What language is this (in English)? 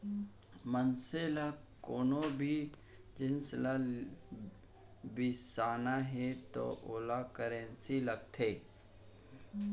Chhattisgarhi